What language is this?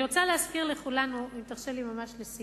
Hebrew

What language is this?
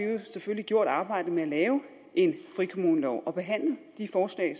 Danish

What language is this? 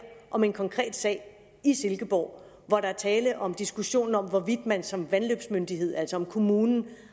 Danish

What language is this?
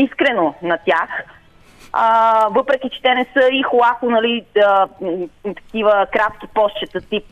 Bulgarian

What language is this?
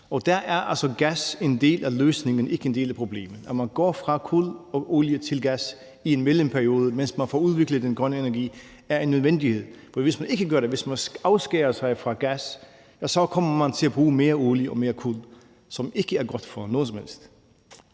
Danish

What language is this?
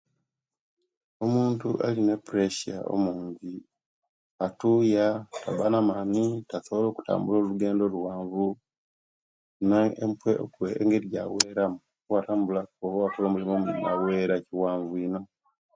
Kenyi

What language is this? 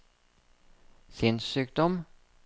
Norwegian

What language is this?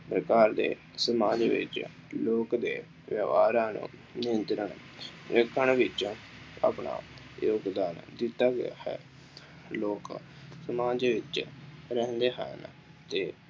Punjabi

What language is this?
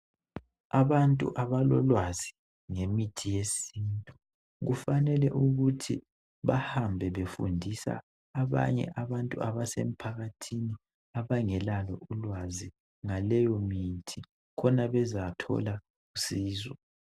North Ndebele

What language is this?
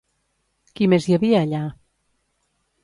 Catalan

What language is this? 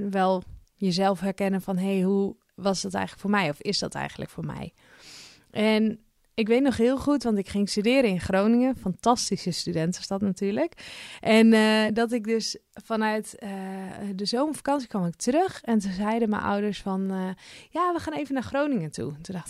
Dutch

